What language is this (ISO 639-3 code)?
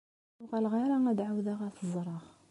kab